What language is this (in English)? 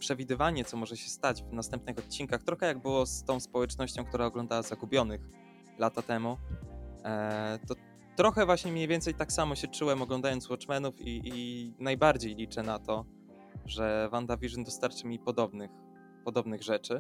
Polish